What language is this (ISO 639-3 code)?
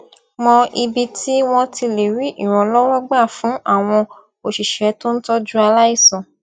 yor